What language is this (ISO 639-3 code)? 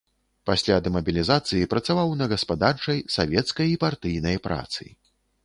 bel